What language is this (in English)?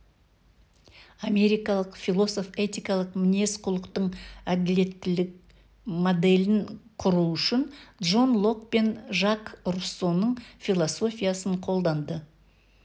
Kazakh